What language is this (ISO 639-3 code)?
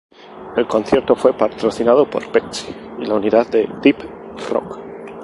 spa